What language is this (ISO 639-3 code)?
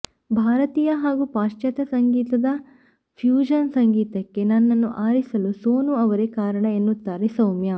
kan